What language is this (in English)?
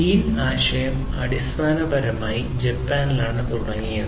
Malayalam